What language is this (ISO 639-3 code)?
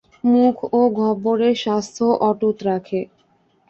ben